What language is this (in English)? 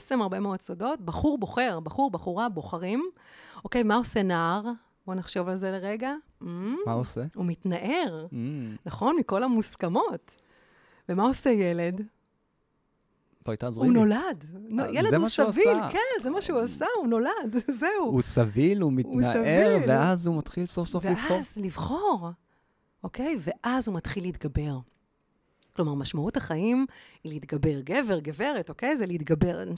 Hebrew